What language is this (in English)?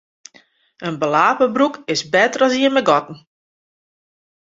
Western Frisian